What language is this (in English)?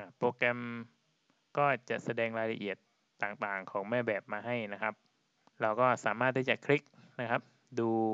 Thai